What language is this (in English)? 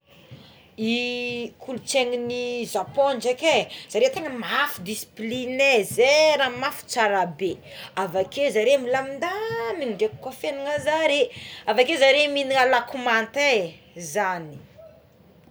Tsimihety Malagasy